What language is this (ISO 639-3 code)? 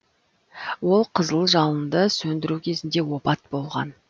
kaz